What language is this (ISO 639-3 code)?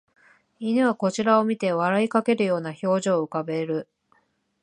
jpn